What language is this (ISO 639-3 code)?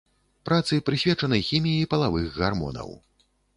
bel